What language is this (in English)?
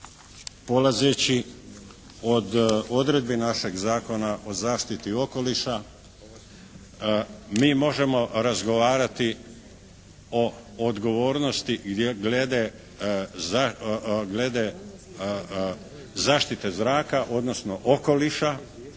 Croatian